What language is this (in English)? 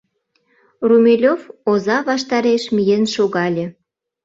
Mari